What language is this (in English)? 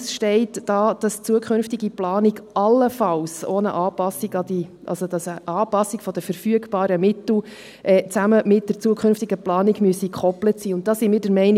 Swiss German